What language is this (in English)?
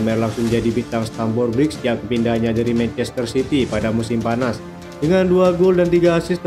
Indonesian